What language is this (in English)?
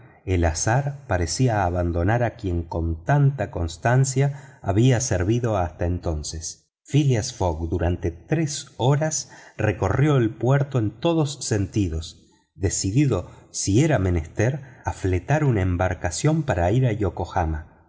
Spanish